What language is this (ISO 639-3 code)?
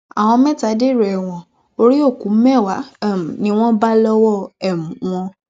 yor